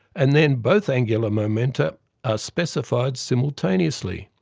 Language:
English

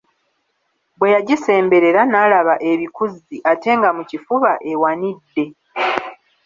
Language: Ganda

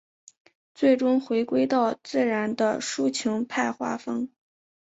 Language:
Chinese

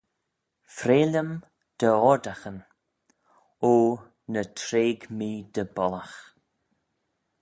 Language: Manx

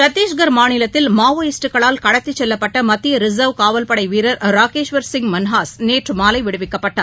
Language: Tamil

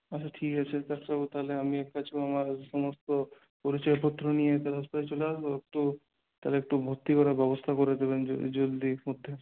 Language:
Bangla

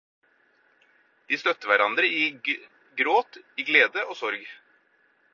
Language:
Norwegian Bokmål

